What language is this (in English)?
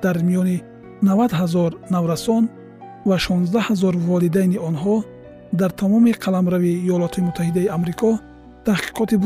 Persian